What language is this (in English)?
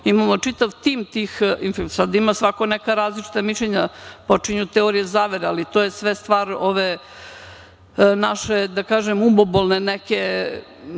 Serbian